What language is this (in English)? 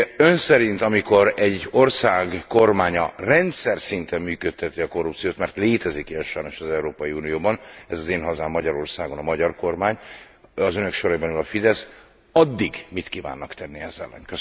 Hungarian